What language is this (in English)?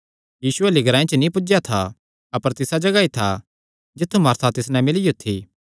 Kangri